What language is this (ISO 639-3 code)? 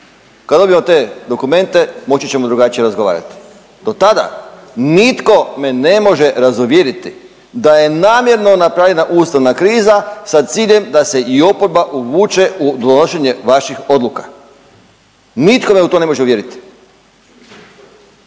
hrv